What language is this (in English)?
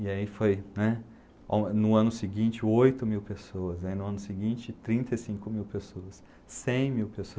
Portuguese